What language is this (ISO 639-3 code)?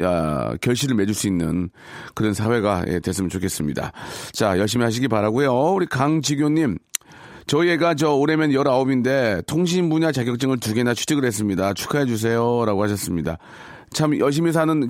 kor